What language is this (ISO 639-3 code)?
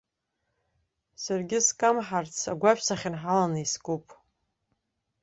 abk